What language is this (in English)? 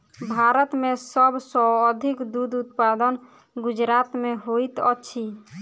Maithili